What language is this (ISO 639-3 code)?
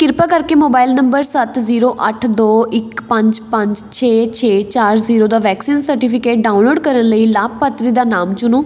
pan